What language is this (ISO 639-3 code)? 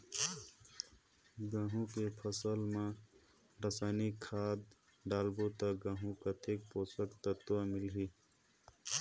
hne